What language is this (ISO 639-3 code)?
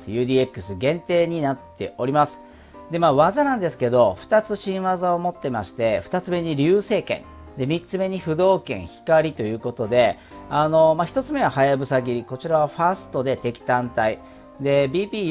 jpn